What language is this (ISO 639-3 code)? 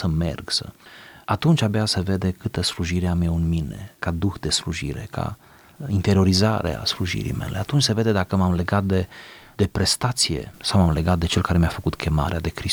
ron